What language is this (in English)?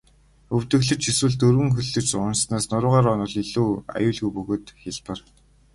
Mongolian